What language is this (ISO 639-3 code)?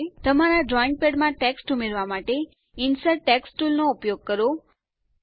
guj